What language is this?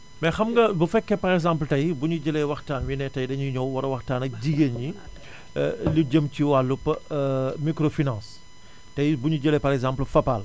Wolof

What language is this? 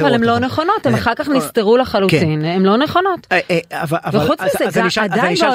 Hebrew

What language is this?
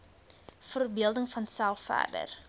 Afrikaans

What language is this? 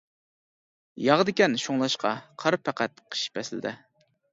Uyghur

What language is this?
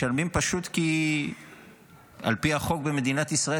Hebrew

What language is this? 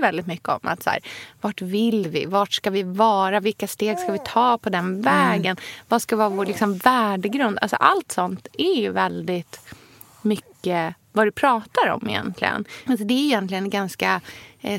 Swedish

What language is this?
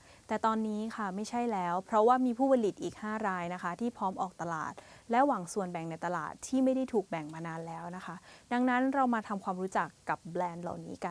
Thai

